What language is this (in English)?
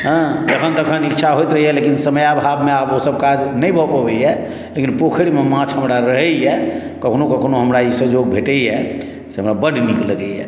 Maithili